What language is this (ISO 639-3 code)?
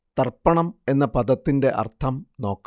mal